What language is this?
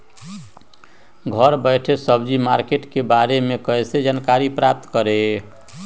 Magahi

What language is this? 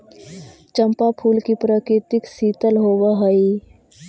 Magahi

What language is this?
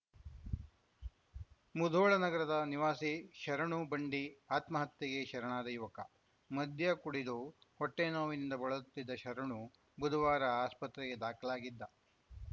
Kannada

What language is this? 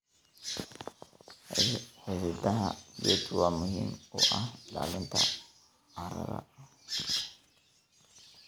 Somali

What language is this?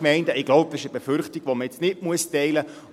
Swiss German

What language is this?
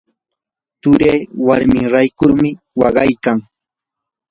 Yanahuanca Pasco Quechua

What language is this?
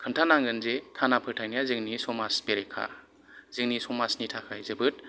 Bodo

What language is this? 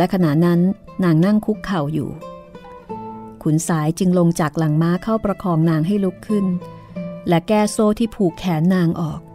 Thai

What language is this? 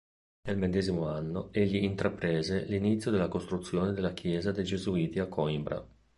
Italian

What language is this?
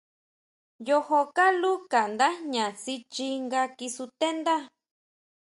Huautla Mazatec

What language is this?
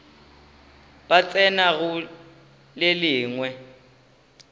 Northern Sotho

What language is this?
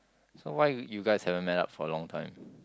English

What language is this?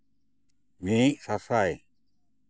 Santali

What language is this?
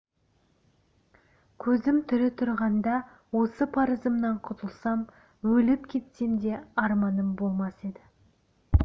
Kazakh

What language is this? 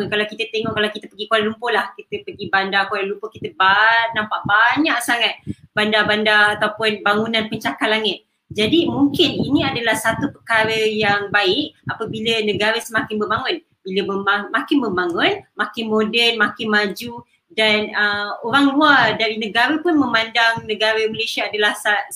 Malay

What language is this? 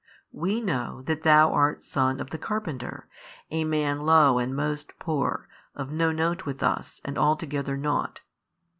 English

